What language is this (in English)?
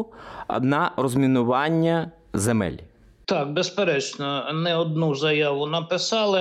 Ukrainian